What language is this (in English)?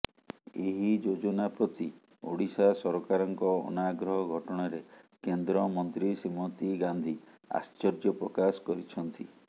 Odia